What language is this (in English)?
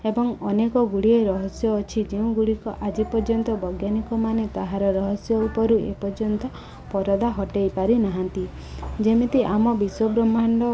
Odia